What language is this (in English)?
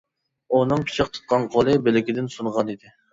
Uyghur